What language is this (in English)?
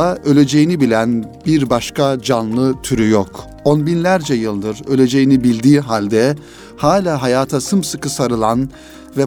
Turkish